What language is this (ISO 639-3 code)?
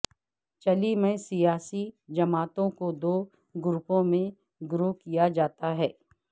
urd